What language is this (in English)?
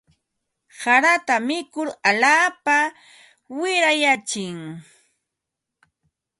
Ambo-Pasco Quechua